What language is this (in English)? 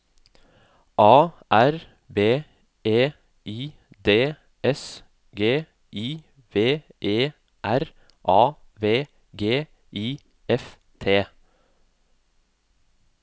Norwegian